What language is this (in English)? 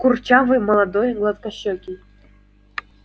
Russian